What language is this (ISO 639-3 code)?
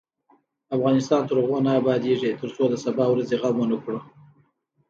pus